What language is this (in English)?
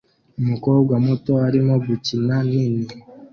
Kinyarwanda